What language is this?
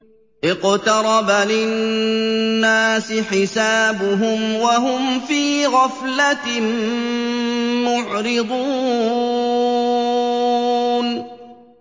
Arabic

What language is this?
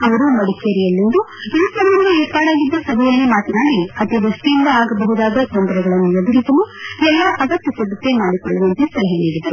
Kannada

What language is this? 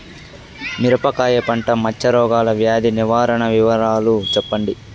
Telugu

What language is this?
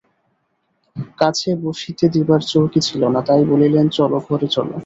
Bangla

